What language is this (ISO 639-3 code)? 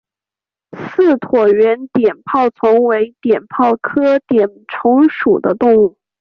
zho